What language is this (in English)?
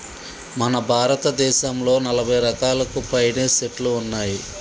Telugu